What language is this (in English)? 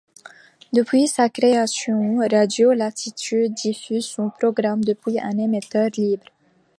French